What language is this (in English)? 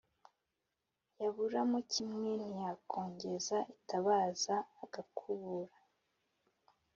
Kinyarwanda